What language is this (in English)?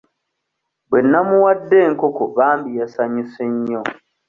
Ganda